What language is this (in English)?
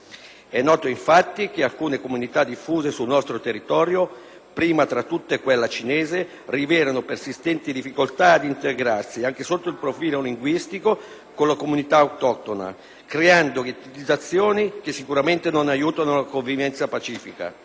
Italian